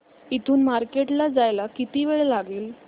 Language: Marathi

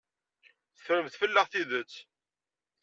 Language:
Kabyle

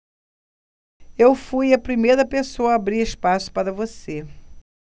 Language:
Portuguese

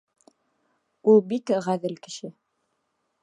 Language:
Bashkir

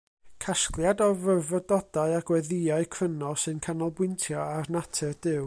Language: Welsh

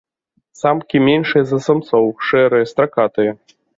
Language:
Belarusian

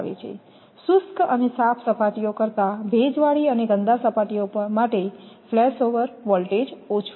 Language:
Gujarati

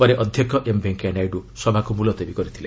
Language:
Odia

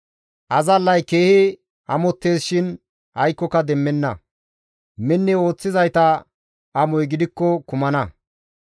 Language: Gamo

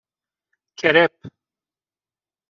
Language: Persian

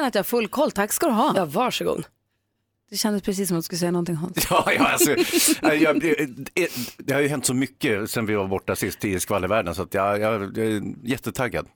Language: Swedish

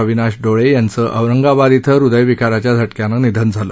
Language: Marathi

